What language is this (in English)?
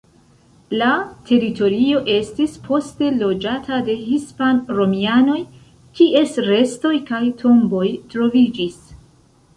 Esperanto